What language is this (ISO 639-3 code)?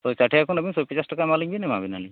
sat